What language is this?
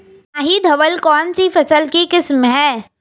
Hindi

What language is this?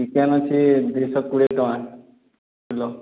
Odia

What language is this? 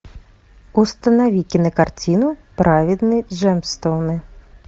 Russian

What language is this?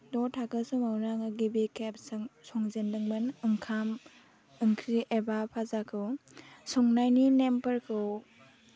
Bodo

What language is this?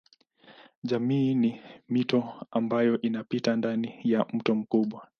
Swahili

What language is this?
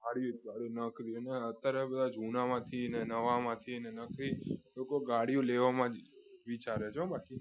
Gujarati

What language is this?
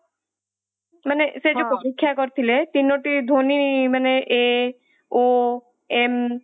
Odia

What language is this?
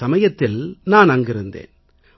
Tamil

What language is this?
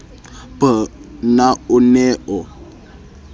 Southern Sotho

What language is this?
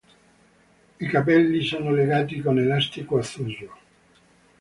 Italian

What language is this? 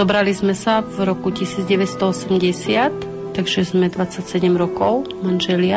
Slovak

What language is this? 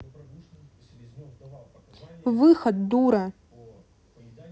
Russian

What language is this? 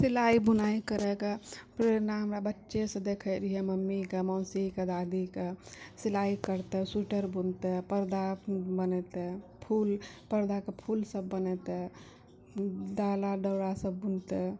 Maithili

